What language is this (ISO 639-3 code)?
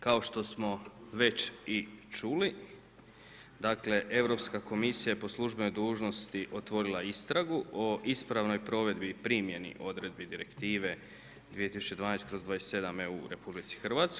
hrv